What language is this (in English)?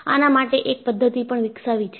Gujarati